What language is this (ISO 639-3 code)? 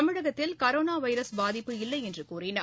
tam